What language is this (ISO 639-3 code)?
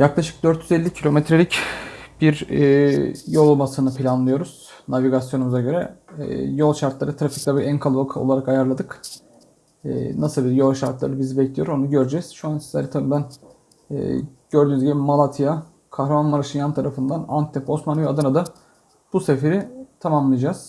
tur